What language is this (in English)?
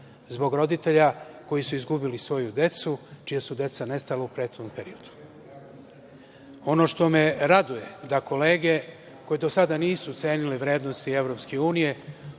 Serbian